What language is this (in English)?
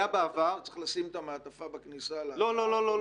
Hebrew